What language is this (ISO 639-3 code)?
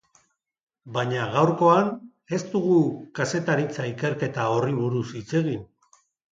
eus